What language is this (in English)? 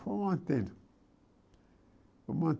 Portuguese